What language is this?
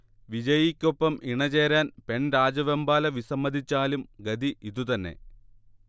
Malayalam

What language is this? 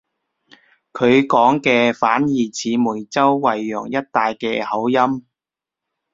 Cantonese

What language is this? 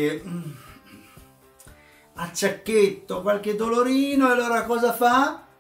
Italian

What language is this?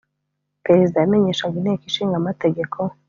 Kinyarwanda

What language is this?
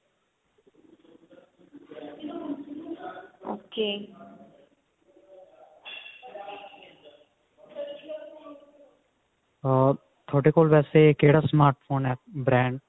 Punjabi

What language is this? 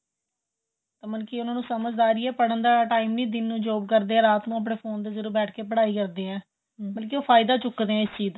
Punjabi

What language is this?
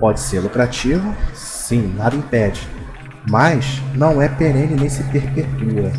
Portuguese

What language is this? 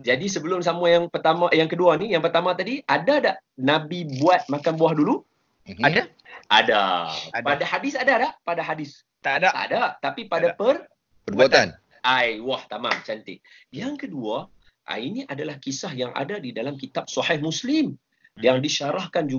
Malay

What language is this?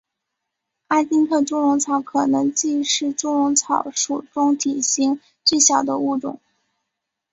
Chinese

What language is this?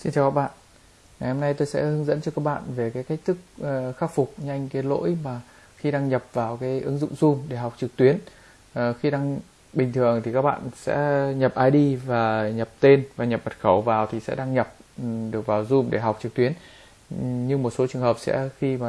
Vietnamese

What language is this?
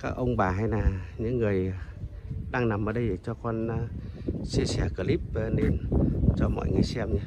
Vietnamese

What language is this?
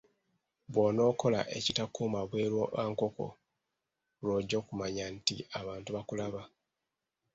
Ganda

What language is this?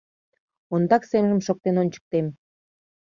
Mari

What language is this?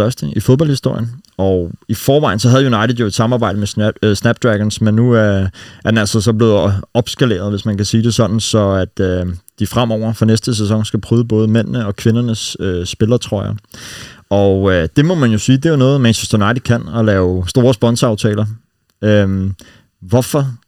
Danish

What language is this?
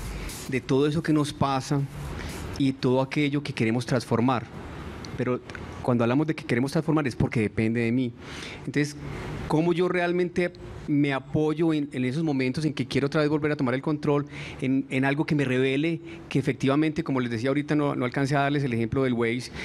Spanish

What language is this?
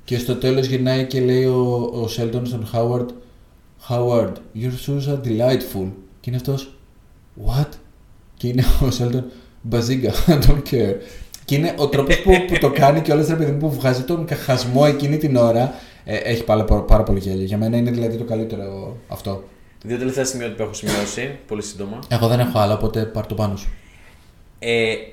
Greek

